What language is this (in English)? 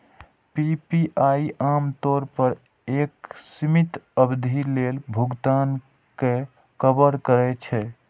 Maithili